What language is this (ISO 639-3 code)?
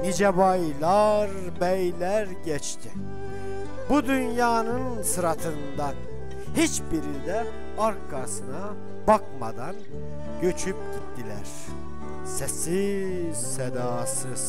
tur